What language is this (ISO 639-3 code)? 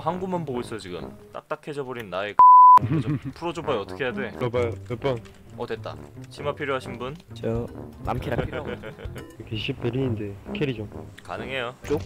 kor